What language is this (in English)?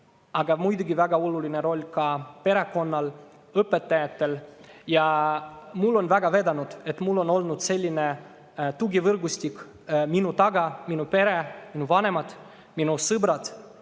Estonian